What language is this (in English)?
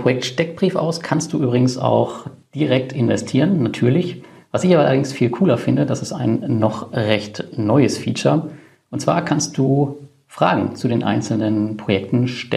German